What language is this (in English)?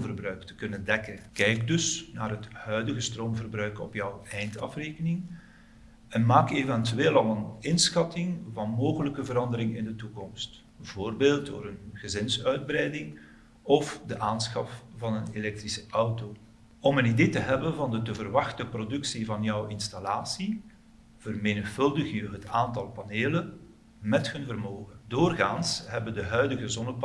Dutch